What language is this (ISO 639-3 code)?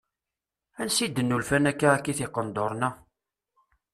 kab